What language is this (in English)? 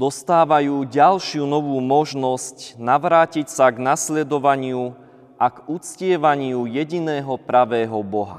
Slovak